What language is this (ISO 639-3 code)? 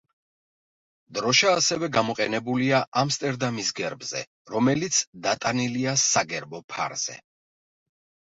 kat